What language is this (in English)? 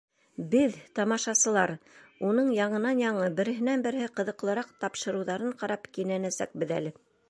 Bashkir